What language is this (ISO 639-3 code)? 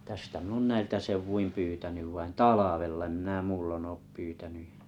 fin